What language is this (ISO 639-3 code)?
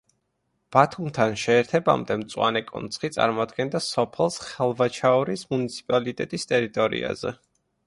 kat